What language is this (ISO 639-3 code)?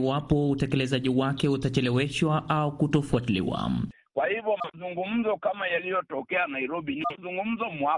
swa